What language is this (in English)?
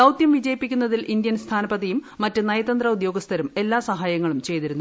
Malayalam